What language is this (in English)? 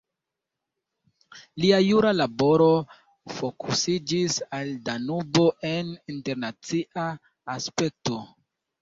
Esperanto